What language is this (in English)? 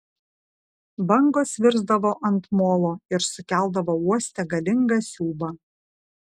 Lithuanian